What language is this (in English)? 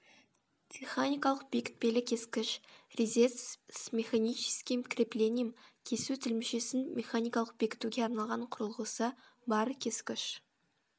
Kazakh